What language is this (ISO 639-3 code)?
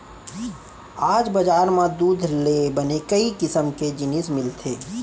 hne